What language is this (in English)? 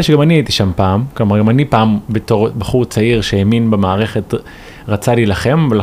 Hebrew